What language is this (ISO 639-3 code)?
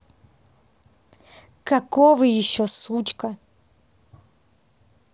rus